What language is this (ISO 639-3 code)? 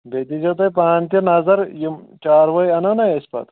kas